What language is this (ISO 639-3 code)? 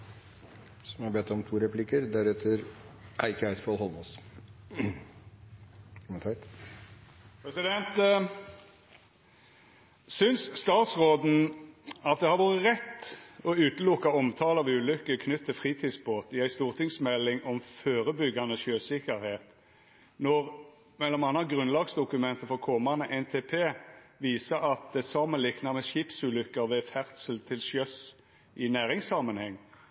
nno